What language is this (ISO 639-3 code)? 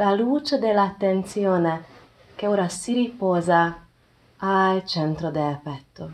ita